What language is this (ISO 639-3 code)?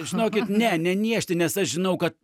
lit